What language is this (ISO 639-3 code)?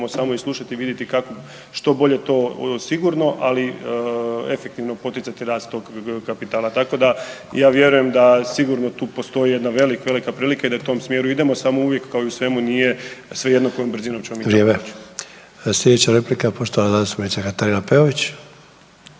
hrv